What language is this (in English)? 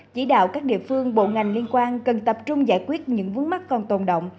Vietnamese